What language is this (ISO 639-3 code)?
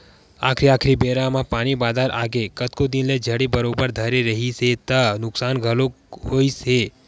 hne